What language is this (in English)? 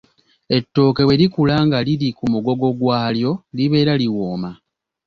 Ganda